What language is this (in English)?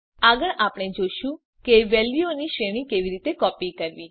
Gujarati